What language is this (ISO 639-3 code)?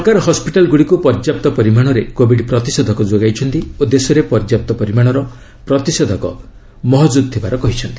ori